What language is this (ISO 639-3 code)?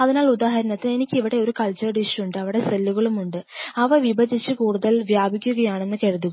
mal